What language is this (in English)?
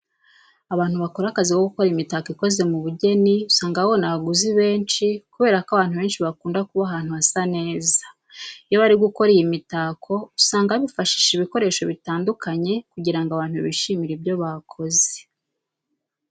Kinyarwanda